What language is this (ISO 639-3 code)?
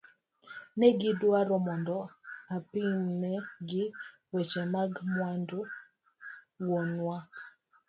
luo